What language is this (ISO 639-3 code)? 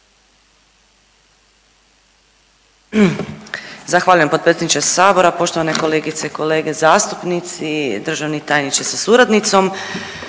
hrv